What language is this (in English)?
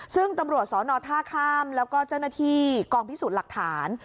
Thai